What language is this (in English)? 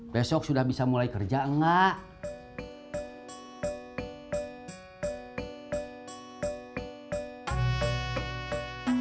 Indonesian